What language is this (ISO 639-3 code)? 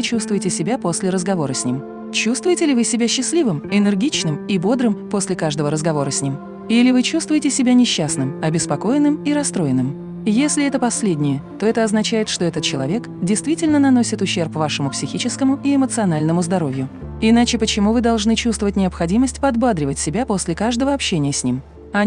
rus